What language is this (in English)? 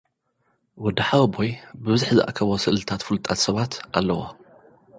Tigrinya